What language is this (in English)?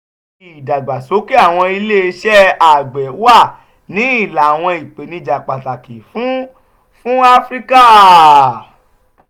Yoruba